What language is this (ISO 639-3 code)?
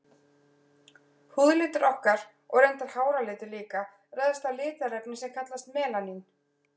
isl